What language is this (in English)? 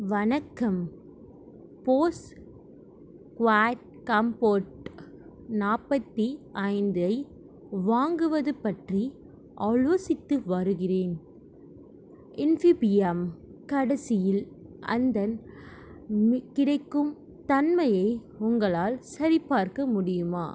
Tamil